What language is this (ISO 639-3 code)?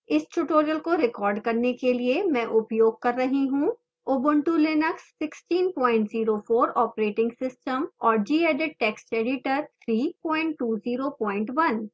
hin